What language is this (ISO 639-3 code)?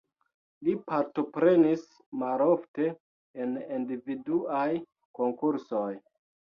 epo